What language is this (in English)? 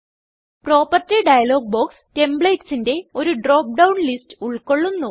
Malayalam